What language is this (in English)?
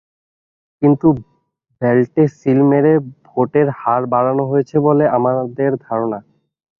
Bangla